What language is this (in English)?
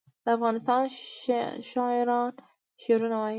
Pashto